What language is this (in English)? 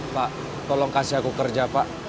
Indonesian